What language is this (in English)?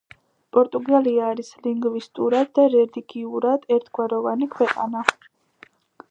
Georgian